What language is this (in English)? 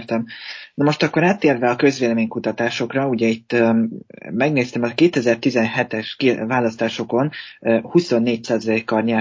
Hungarian